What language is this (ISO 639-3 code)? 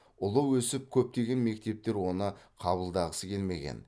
kaz